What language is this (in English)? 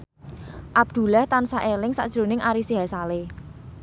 Javanese